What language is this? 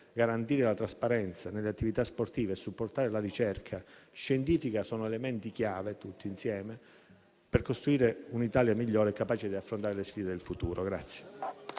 Italian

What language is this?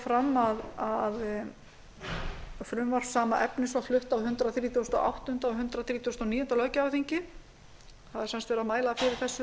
Icelandic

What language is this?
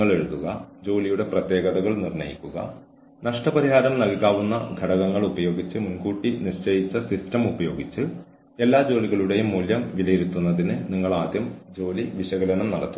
Malayalam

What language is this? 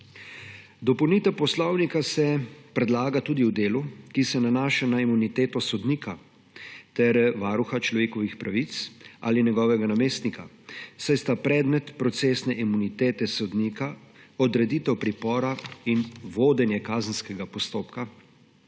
Slovenian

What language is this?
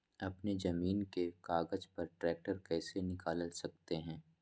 Magahi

